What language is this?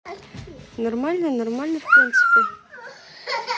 Russian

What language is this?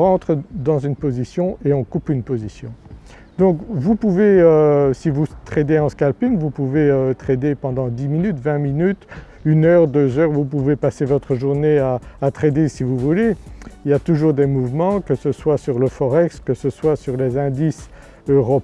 French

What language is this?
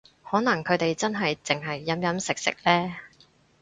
Cantonese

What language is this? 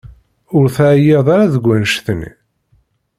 Kabyle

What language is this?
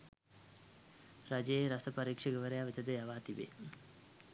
Sinhala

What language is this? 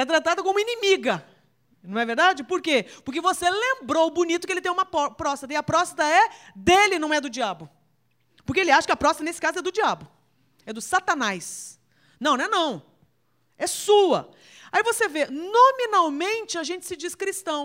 Portuguese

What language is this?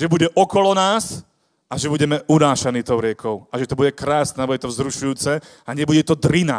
Slovak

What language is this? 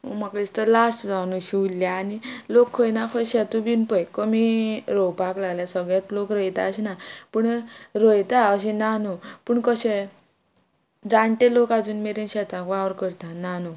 Konkani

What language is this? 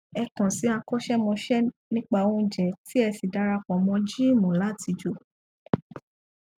Yoruba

